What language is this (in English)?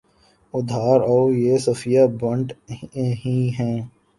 Urdu